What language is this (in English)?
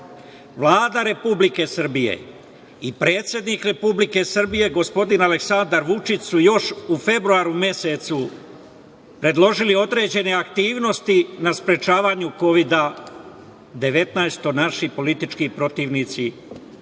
Serbian